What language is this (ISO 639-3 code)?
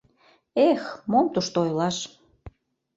chm